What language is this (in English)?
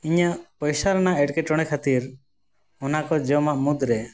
Santali